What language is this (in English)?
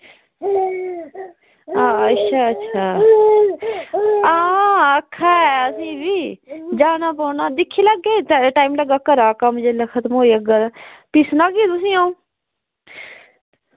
Dogri